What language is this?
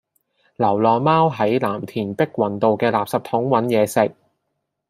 Cantonese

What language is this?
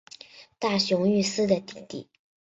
Chinese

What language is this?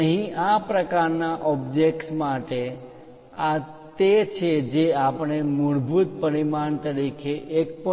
Gujarati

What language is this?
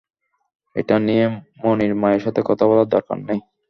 Bangla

